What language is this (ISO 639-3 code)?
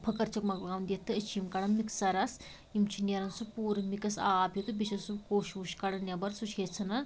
kas